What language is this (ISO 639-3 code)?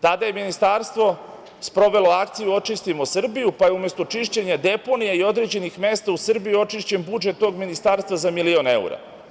srp